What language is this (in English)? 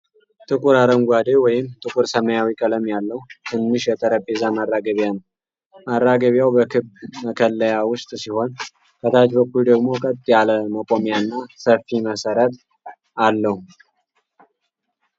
Amharic